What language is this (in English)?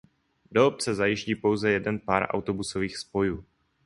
Czech